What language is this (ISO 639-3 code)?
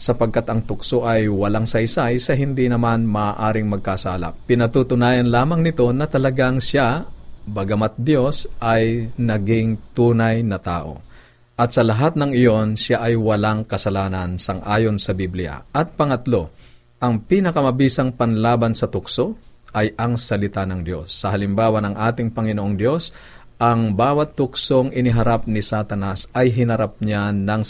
fil